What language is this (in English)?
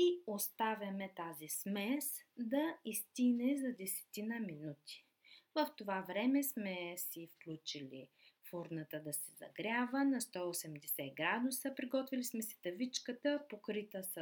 Bulgarian